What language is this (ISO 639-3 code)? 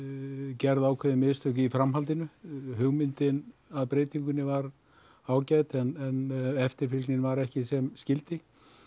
isl